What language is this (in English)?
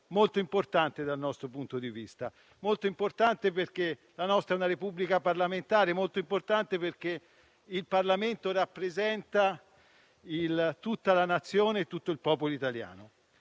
Italian